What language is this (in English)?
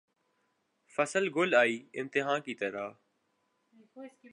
Urdu